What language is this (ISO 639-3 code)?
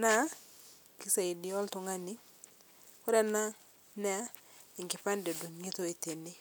mas